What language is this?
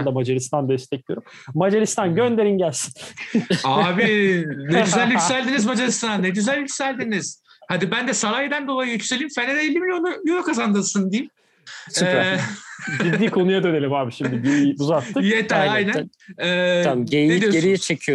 Turkish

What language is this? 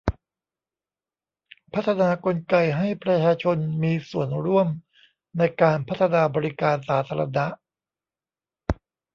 Thai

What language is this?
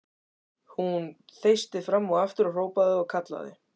Icelandic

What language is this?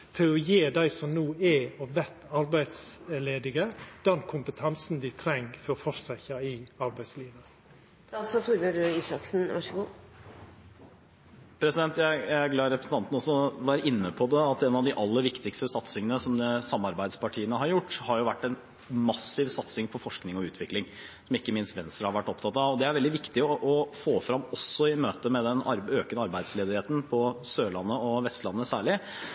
Norwegian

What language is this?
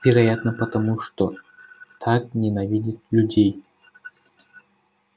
Russian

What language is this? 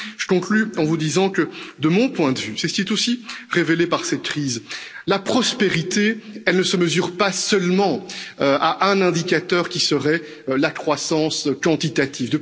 French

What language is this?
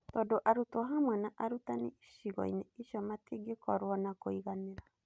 Kikuyu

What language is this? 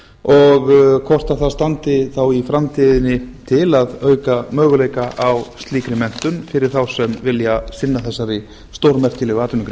Icelandic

